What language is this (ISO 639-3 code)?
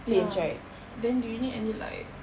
eng